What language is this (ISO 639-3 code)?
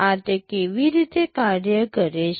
guj